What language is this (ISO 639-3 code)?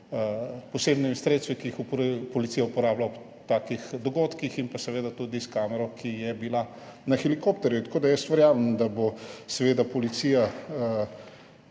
slv